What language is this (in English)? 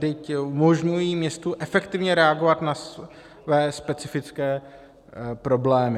Czech